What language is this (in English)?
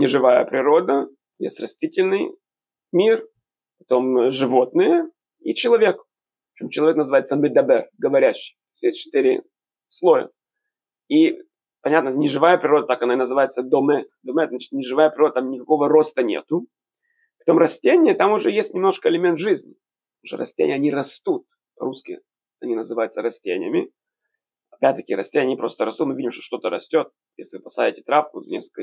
Russian